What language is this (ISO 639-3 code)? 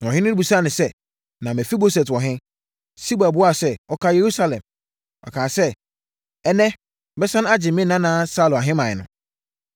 aka